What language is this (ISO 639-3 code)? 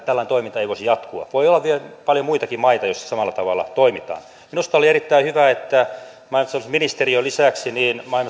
fin